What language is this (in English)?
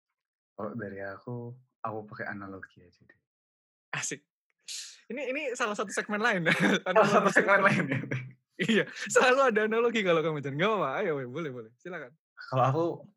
Indonesian